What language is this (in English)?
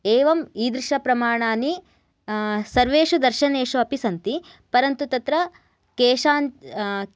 Sanskrit